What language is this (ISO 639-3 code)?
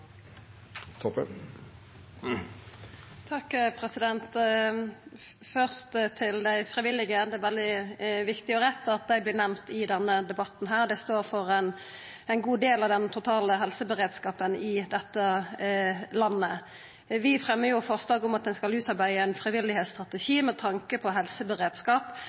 nno